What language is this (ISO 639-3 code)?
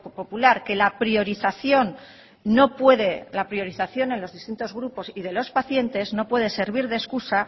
spa